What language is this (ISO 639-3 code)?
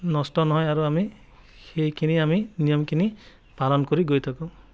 asm